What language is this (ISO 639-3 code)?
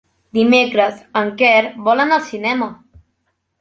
cat